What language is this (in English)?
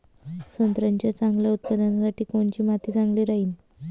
Marathi